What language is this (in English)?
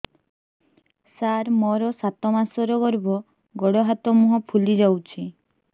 Odia